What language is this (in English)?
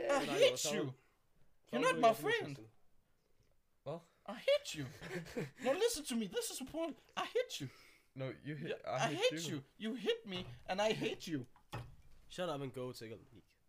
Danish